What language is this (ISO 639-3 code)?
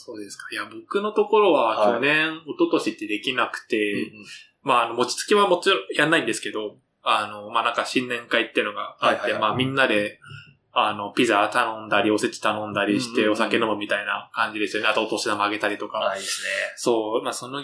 jpn